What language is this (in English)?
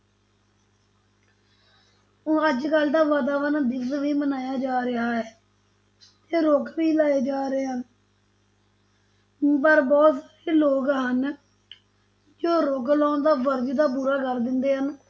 Punjabi